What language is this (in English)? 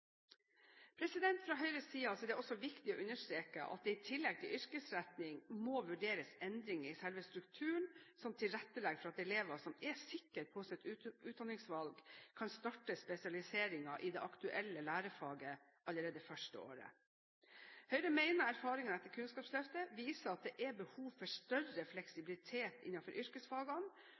Norwegian Bokmål